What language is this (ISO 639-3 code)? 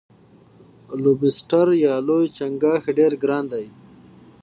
pus